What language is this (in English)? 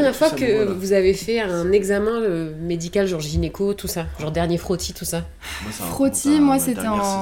French